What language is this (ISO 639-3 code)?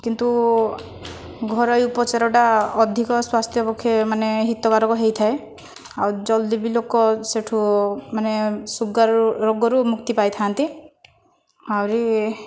ori